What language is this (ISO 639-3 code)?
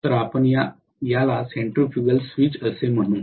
mar